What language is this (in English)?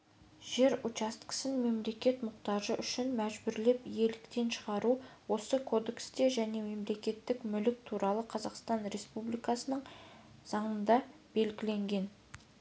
Kazakh